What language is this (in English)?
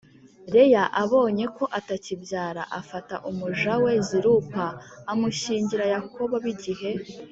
Kinyarwanda